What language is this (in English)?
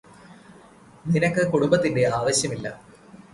Malayalam